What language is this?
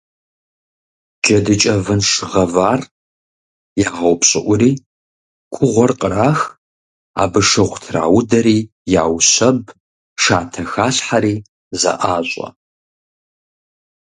Kabardian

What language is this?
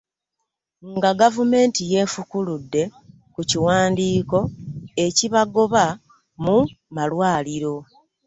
Ganda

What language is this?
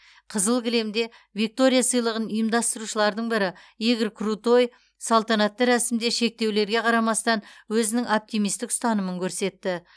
Kazakh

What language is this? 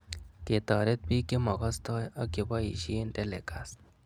Kalenjin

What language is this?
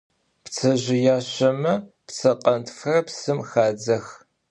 Adyghe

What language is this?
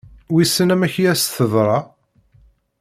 Kabyle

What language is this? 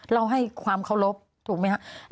Thai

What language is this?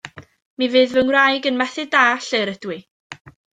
Welsh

